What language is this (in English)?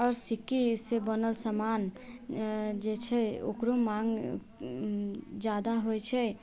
Maithili